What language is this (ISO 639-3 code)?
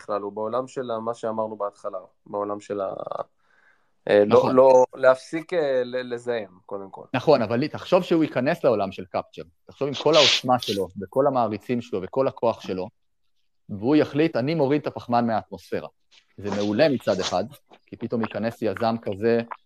heb